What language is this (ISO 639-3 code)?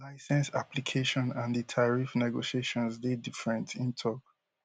pcm